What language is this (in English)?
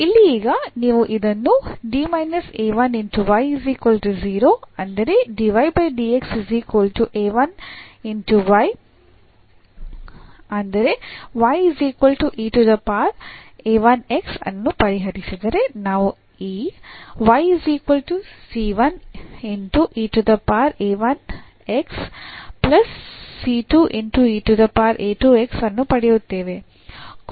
Kannada